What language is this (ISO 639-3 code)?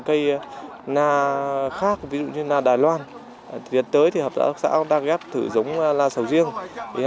vie